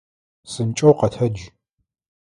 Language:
Adyghe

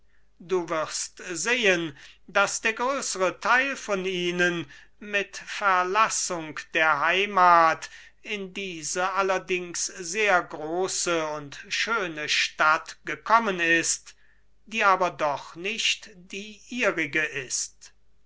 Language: German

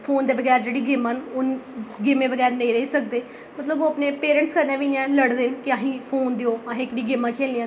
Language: Dogri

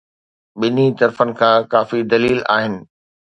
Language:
Sindhi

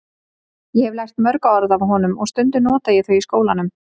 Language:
Icelandic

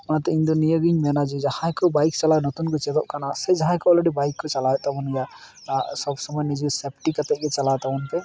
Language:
Santali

